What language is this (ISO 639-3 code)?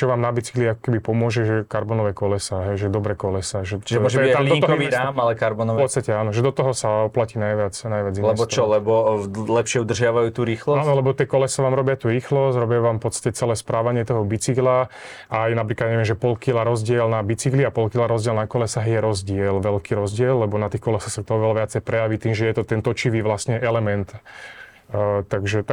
slk